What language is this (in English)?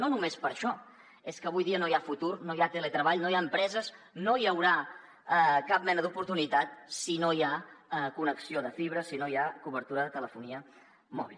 Catalan